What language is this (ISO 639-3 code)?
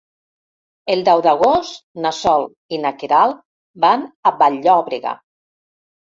cat